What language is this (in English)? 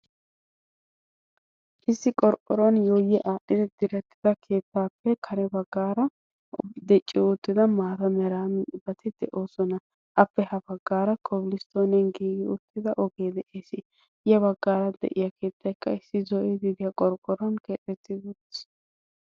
Wolaytta